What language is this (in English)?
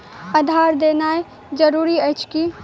Maithili